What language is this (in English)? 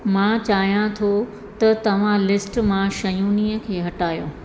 Sindhi